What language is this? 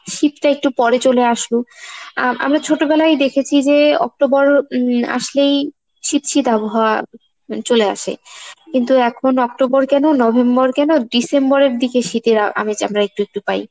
Bangla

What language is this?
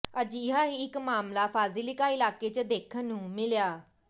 Punjabi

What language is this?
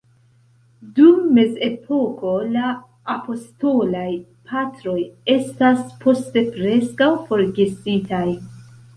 Esperanto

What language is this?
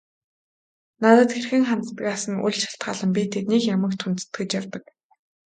Mongolian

